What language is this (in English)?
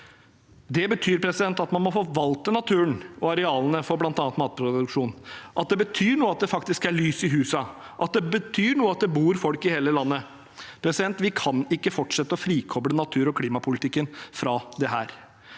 Norwegian